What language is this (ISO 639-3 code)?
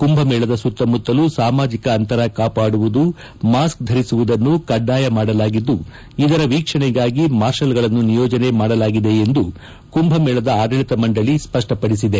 kan